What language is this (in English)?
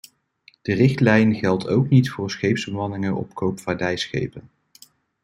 Dutch